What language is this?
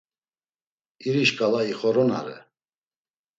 Laz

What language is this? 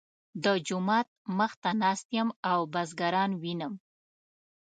Pashto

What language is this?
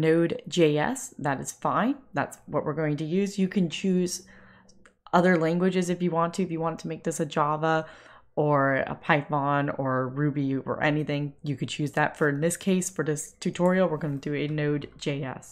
English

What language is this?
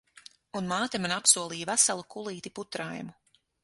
Latvian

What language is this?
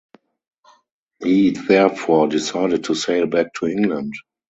English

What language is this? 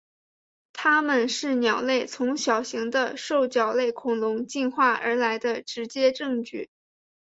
Chinese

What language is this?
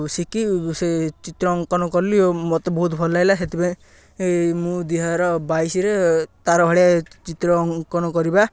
Odia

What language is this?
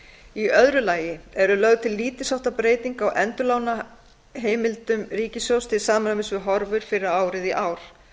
Icelandic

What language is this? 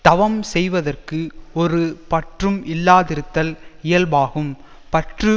Tamil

